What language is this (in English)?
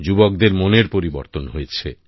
Bangla